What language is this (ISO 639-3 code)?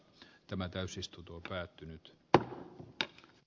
fin